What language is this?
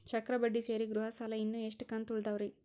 Kannada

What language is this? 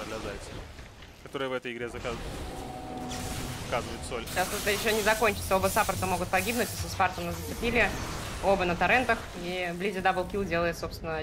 Russian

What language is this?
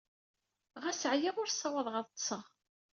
Kabyle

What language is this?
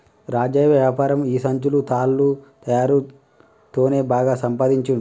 Telugu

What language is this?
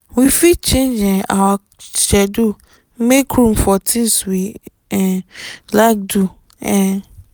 Nigerian Pidgin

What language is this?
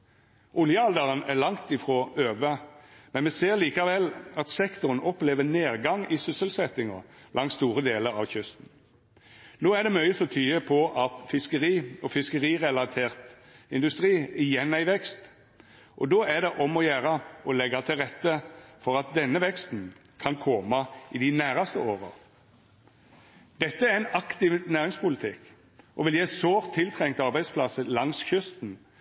Norwegian Nynorsk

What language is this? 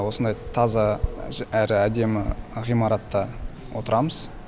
Kazakh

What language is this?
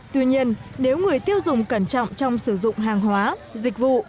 Vietnamese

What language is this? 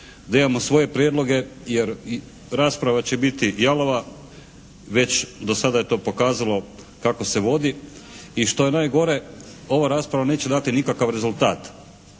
Croatian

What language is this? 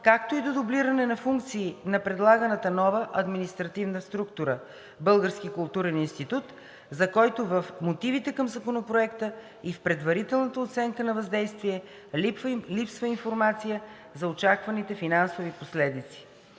Bulgarian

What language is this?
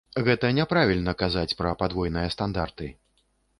Belarusian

